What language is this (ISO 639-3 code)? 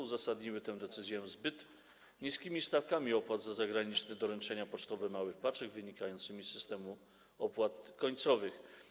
pol